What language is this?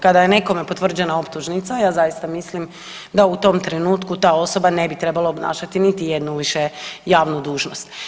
Croatian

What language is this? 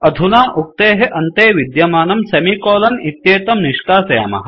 Sanskrit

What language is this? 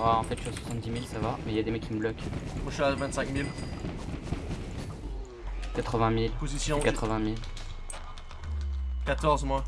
French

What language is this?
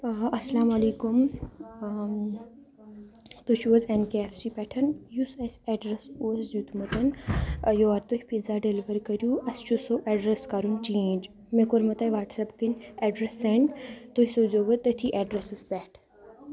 Kashmiri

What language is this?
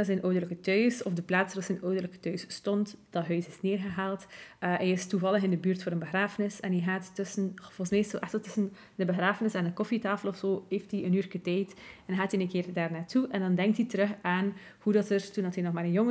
Dutch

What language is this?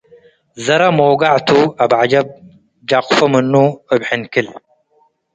Tigre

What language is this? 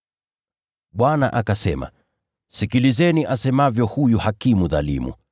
Swahili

